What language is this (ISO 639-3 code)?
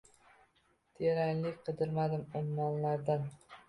uzb